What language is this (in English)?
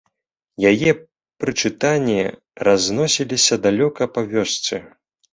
Belarusian